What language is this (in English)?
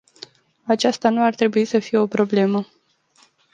Romanian